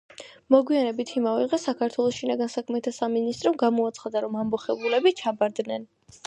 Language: Georgian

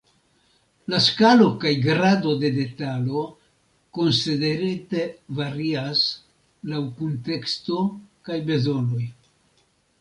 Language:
Esperanto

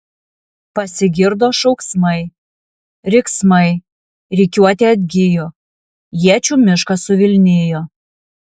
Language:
Lithuanian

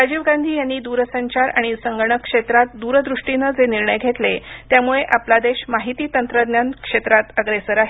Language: Marathi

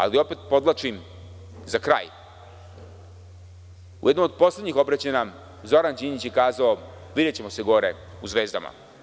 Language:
Serbian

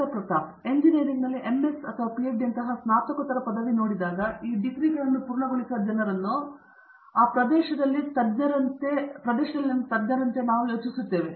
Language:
Kannada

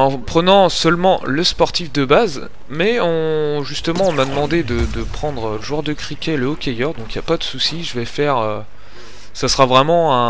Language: French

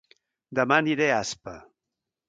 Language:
Catalan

